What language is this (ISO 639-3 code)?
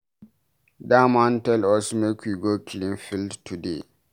pcm